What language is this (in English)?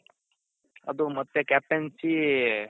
Kannada